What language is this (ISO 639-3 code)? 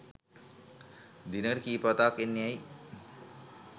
sin